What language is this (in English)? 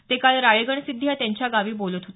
Marathi